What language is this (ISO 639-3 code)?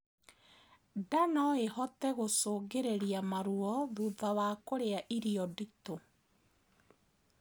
kik